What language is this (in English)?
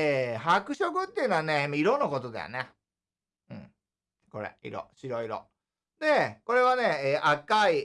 Japanese